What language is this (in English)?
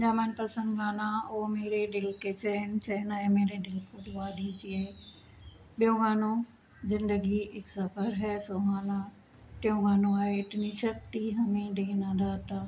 Sindhi